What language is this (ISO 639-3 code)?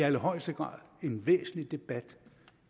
dan